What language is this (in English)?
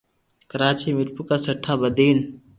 Loarki